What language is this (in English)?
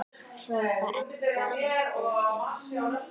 Icelandic